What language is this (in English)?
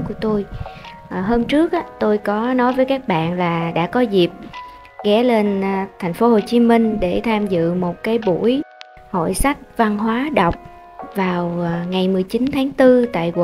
Vietnamese